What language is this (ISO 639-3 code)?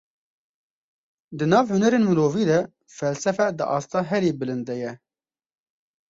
kur